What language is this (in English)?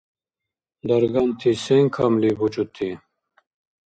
Dargwa